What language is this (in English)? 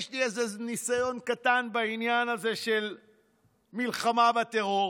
Hebrew